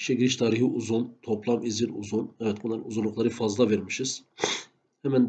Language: Turkish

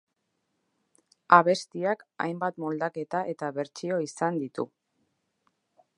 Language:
Basque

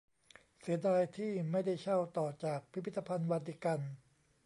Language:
Thai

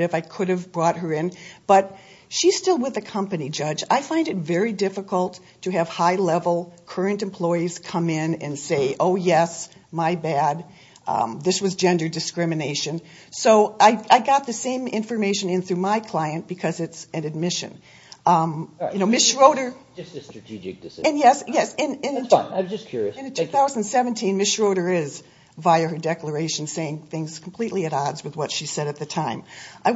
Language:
English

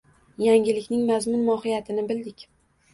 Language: Uzbek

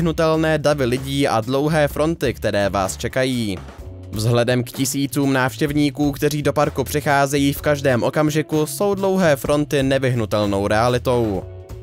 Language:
Czech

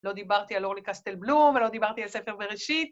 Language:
Hebrew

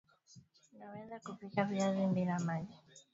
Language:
Swahili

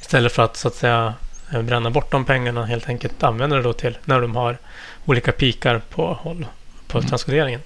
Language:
Swedish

